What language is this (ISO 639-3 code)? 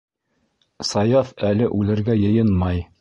bak